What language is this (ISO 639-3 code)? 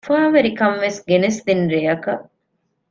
div